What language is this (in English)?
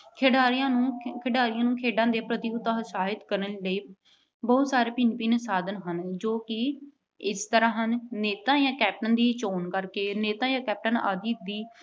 Punjabi